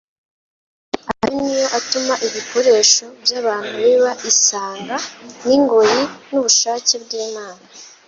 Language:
Kinyarwanda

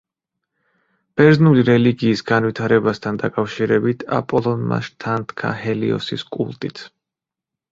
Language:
Georgian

